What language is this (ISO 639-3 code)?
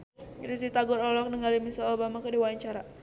sun